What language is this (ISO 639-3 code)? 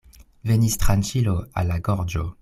epo